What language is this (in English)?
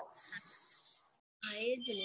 Gujarati